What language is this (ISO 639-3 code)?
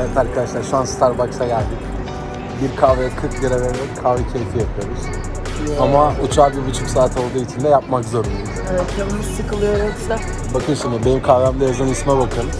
tur